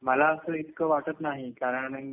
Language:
Marathi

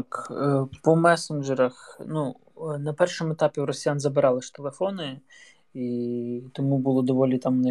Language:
Ukrainian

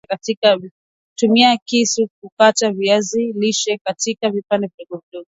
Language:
Swahili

